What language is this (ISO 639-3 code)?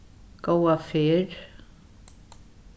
fao